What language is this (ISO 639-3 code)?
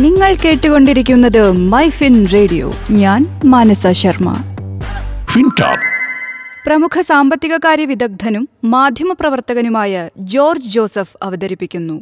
mal